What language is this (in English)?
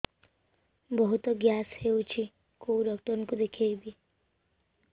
Odia